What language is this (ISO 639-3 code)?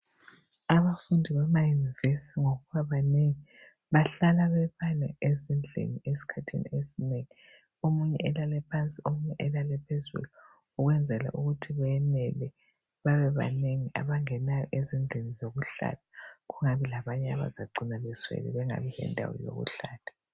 nde